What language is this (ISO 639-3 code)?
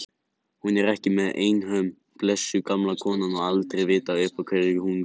isl